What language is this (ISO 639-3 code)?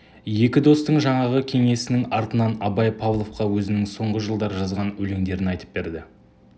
kaz